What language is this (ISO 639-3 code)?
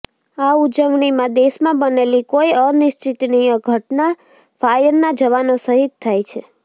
guj